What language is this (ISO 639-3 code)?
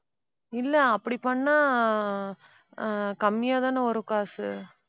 tam